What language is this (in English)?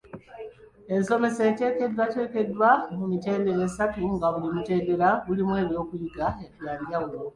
Ganda